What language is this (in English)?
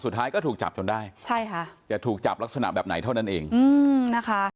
Thai